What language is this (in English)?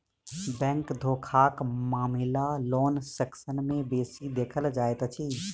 Maithili